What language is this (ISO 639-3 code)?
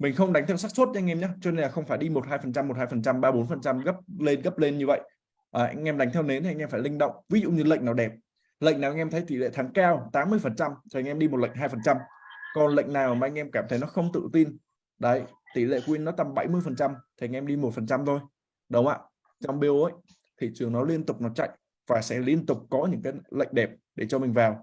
vie